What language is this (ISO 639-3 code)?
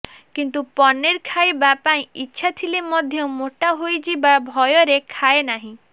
ori